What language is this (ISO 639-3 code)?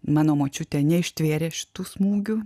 lit